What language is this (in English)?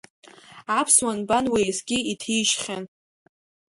Abkhazian